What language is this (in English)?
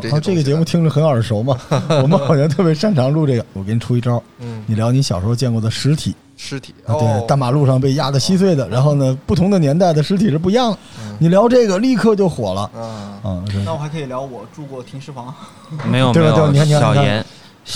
Chinese